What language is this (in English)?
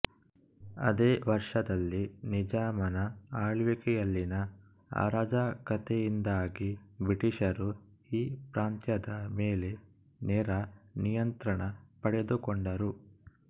Kannada